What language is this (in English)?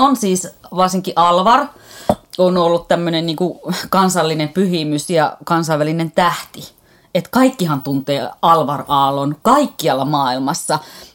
Finnish